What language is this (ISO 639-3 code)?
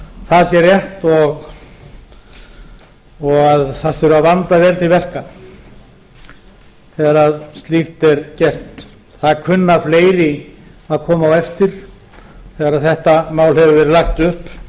isl